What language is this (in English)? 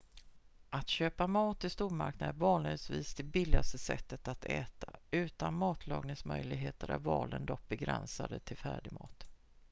Swedish